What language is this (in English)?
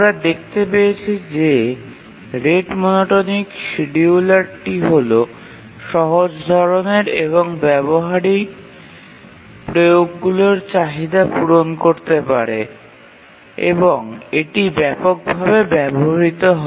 Bangla